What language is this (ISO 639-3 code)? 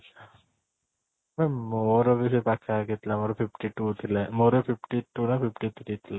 ori